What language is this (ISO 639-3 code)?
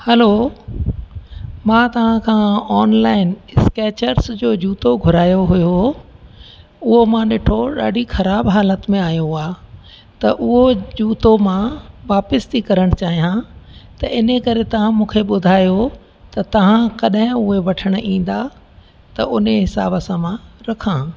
snd